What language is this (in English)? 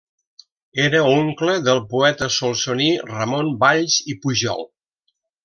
Catalan